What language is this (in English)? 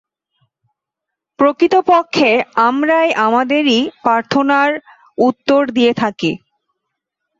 Bangla